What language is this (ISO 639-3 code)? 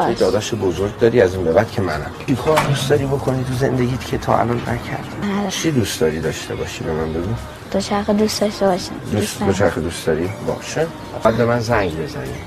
fas